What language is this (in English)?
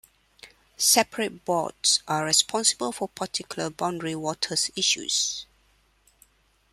English